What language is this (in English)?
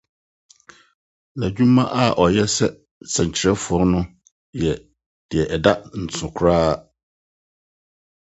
Akan